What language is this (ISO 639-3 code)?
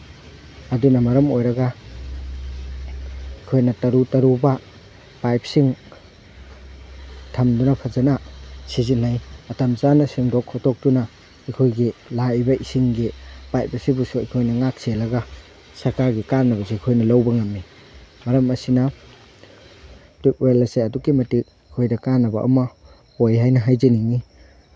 mni